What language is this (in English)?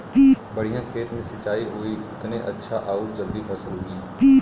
Bhojpuri